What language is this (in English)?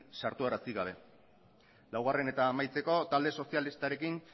Basque